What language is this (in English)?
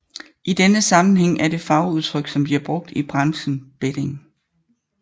Danish